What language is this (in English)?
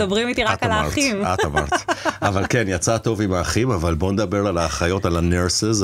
Hebrew